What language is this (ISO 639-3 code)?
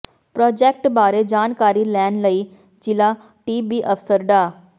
pan